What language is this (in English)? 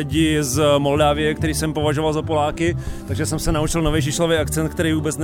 Czech